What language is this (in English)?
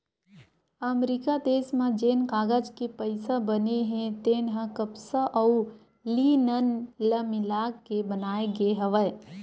Chhattisgarhi